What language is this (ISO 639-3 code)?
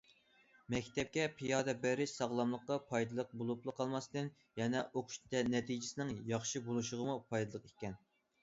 uig